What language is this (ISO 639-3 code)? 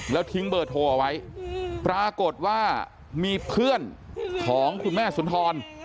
tha